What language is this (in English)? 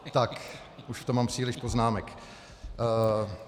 Czech